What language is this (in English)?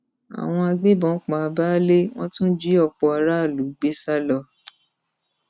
Yoruba